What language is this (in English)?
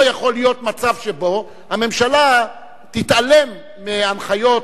Hebrew